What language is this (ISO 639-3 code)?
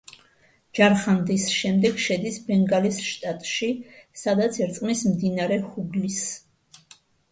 kat